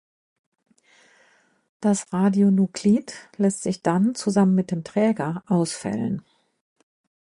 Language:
German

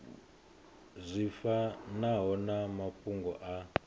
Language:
Venda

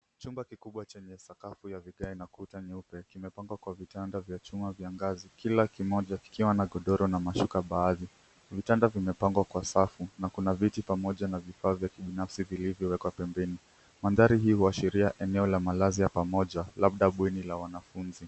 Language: Swahili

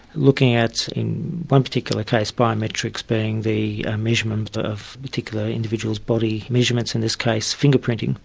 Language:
English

